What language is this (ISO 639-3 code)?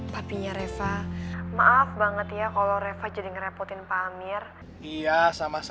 ind